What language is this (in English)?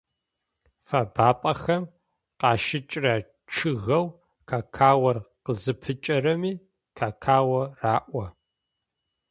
Adyghe